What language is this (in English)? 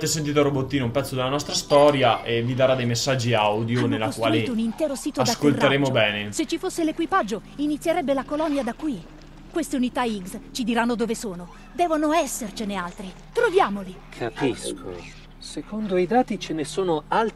Italian